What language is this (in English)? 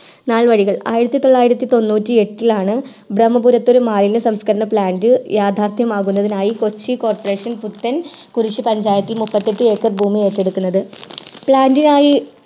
Malayalam